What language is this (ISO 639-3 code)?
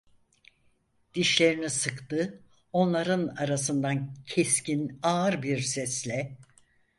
tur